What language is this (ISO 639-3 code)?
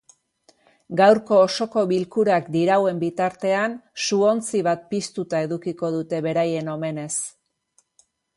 eus